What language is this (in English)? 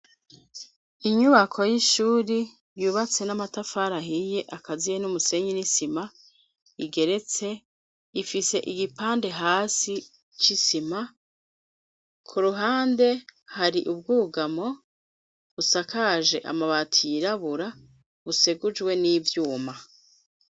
Rundi